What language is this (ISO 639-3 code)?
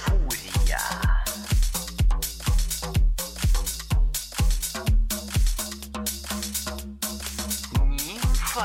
rus